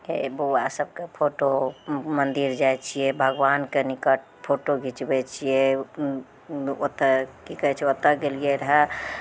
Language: Maithili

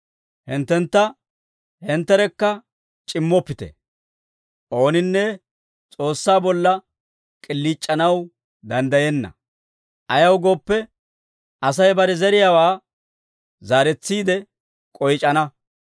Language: Dawro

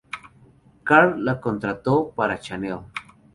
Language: Spanish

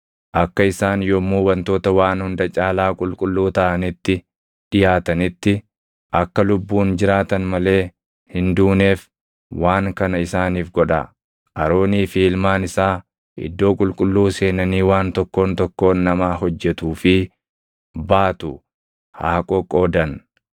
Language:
Oromo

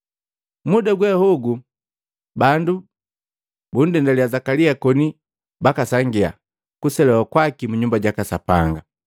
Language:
Matengo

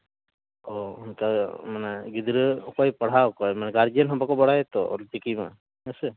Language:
Santali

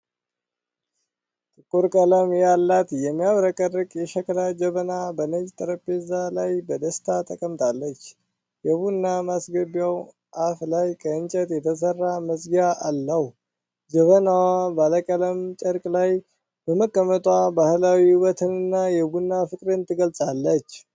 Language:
Amharic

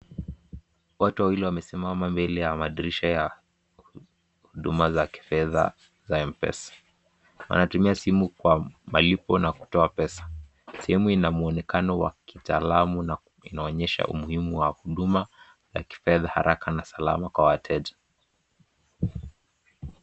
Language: Swahili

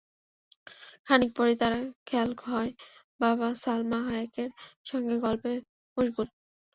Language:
Bangla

